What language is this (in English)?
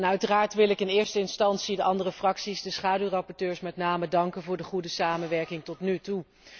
Dutch